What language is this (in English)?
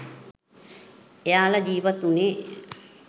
Sinhala